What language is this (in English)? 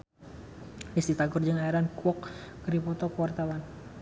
Sundanese